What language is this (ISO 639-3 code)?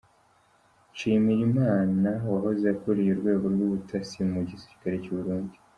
kin